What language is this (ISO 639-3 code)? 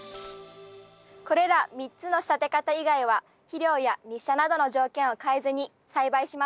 jpn